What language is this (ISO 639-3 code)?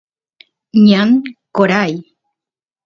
qus